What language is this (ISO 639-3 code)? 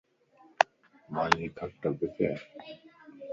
lss